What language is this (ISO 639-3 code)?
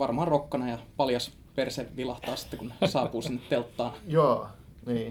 fin